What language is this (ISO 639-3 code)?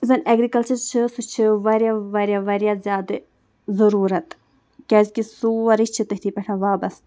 kas